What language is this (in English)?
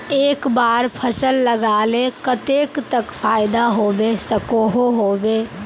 Magahi